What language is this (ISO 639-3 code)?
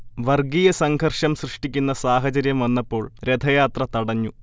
mal